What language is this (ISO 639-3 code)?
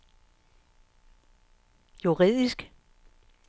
dan